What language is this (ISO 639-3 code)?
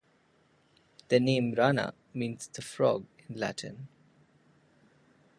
eng